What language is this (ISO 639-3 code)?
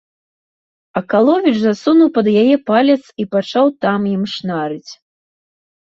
bel